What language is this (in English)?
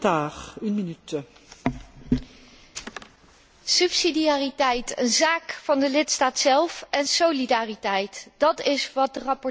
Dutch